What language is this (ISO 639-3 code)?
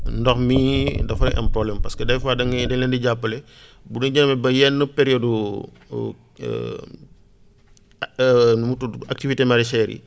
wol